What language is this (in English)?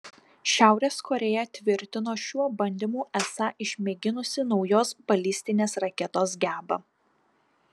Lithuanian